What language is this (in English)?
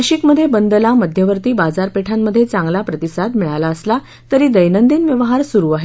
Marathi